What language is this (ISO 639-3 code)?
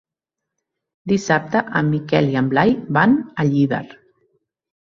cat